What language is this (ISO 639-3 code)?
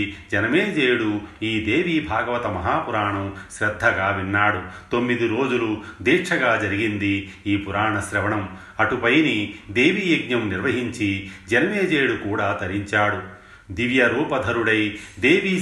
tel